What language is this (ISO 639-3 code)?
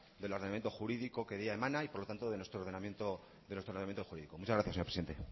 spa